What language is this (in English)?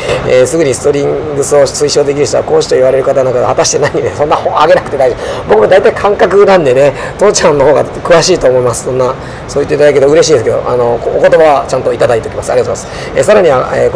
Japanese